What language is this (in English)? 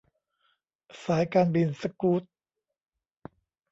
Thai